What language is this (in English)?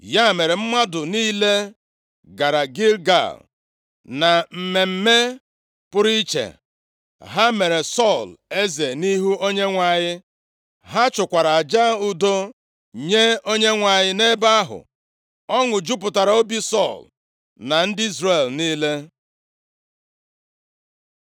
Igbo